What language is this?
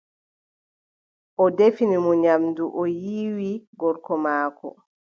Adamawa Fulfulde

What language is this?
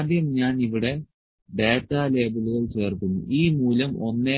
Malayalam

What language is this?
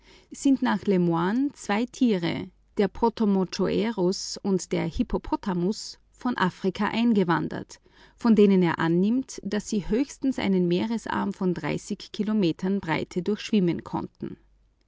German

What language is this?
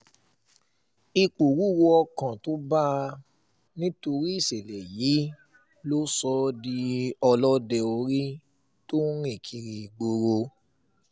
Yoruba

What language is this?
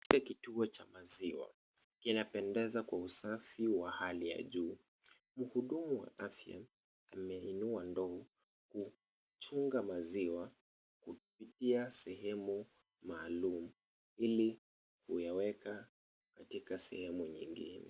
Swahili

